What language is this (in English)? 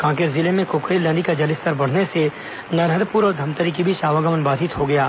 Hindi